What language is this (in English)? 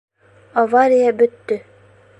Bashkir